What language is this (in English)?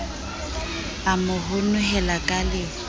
Southern Sotho